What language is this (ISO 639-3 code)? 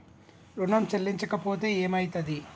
tel